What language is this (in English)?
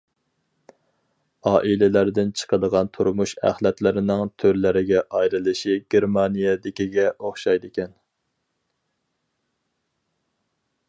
Uyghur